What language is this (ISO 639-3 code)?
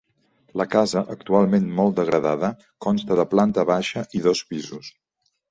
cat